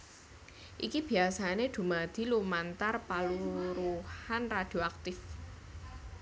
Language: Javanese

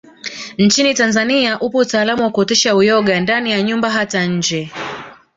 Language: Swahili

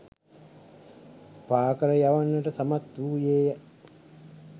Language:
Sinhala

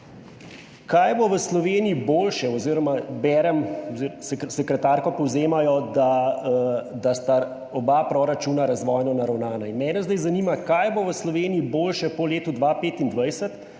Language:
Slovenian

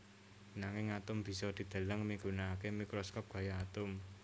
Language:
Javanese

